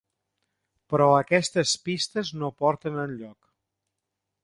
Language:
Catalan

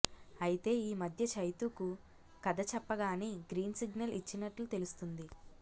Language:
Telugu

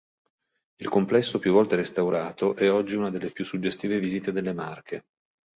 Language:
Italian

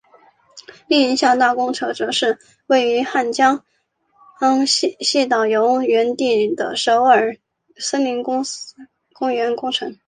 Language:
Chinese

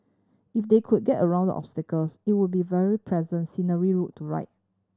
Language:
English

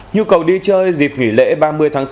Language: Vietnamese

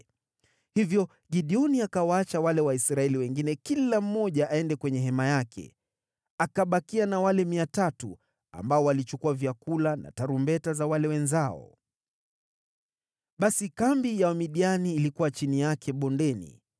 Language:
Swahili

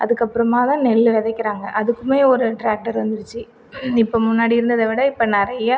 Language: Tamil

